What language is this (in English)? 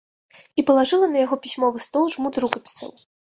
Belarusian